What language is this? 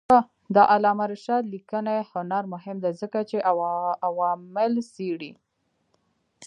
Pashto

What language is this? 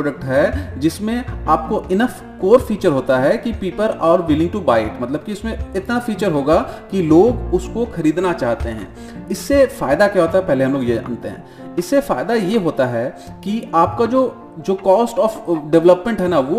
Hindi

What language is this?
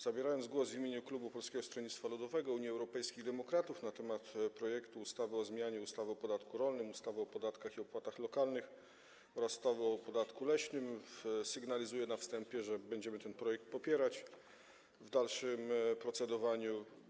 Polish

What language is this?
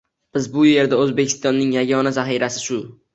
Uzbek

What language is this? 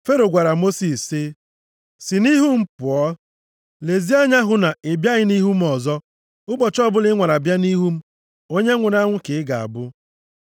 Igbo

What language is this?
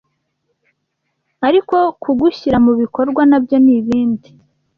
Kinyarwanda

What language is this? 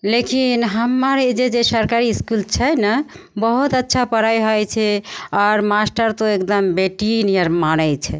Maithili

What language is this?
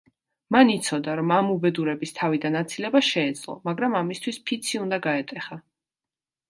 Georgian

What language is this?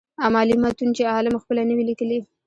Pashto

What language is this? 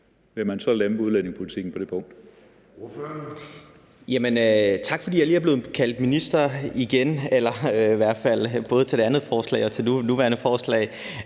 Danish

